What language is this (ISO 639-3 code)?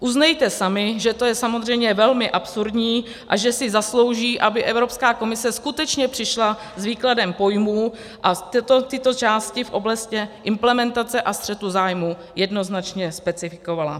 ces